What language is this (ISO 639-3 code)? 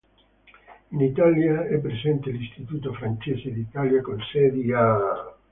ita